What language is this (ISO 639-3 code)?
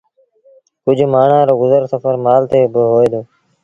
sbn